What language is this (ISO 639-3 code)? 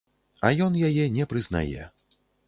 bel